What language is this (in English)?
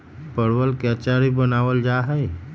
Magahi